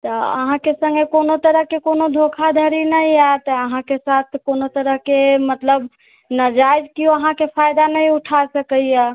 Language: Maithili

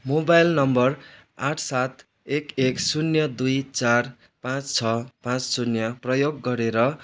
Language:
Nepali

